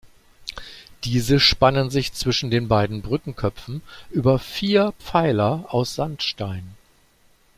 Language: German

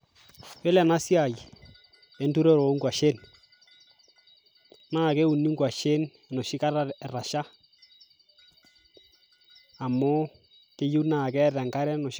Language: Masai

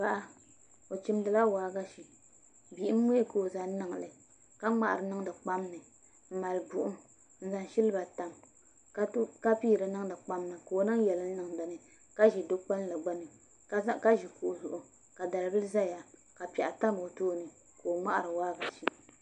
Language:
Dagbani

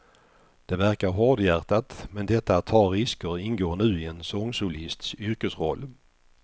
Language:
Swedish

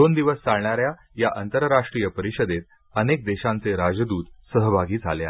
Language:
Marathi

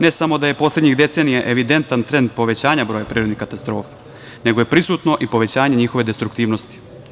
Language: Serbian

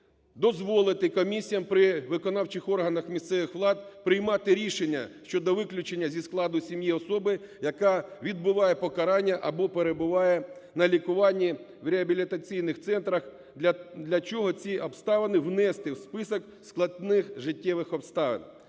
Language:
Ukrainian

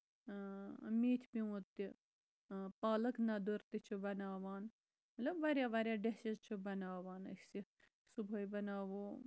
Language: Kashmiri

